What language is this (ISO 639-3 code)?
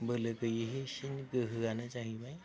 brx